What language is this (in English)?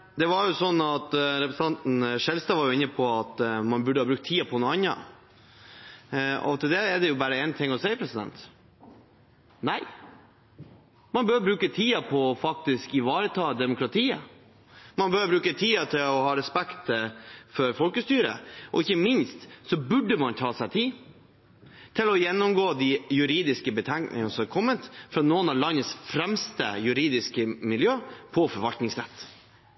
Norwegian Bokmål